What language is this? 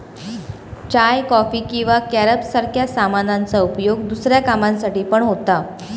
Marathi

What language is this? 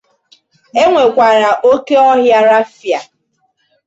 Igbo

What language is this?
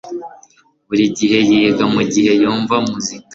Kinyarwanda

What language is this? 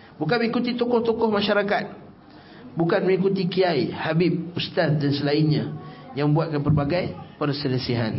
Malay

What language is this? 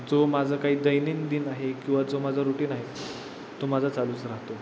Marathi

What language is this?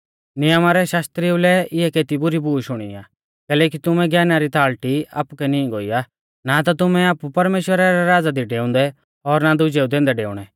Mahasu Pahari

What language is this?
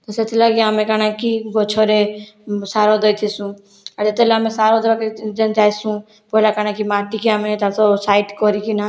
Odia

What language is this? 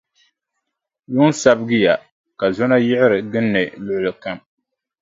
Dagbani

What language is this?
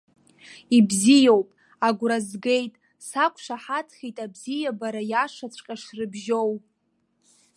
Abkhazian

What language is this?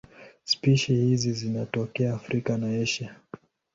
Swahili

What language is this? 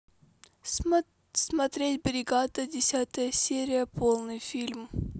Russian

